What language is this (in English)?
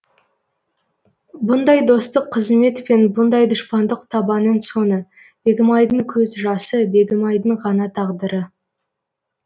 Kazakh